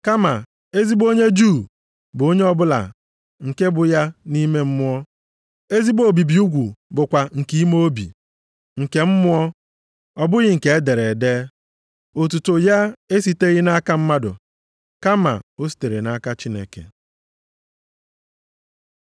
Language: Igbo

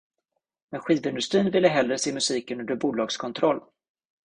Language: Swedish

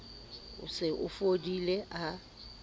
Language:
Southern Sotho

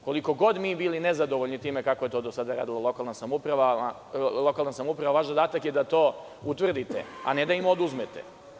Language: Serbian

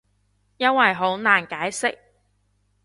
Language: Cantonese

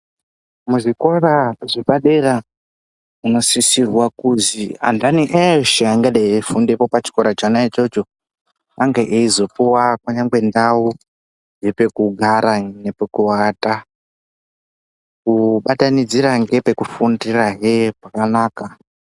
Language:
Ndau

